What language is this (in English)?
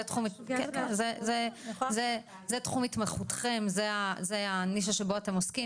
Hebrew